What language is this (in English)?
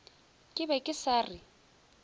Northern Sotho